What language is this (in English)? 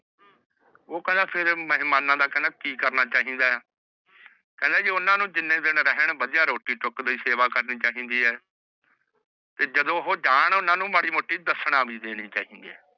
Punjabi